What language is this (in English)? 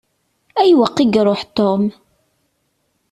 Kabyle